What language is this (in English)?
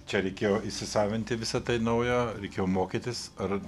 Lithuanian